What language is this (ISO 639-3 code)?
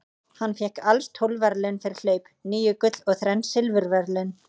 isl